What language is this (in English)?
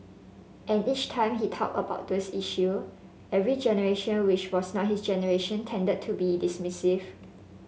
English